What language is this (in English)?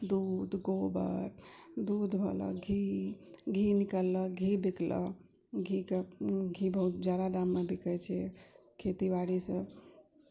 Maithili